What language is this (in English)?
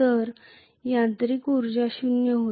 Marathi